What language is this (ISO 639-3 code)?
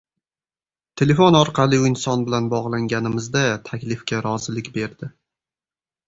uzb